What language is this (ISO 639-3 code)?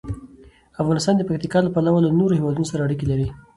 pus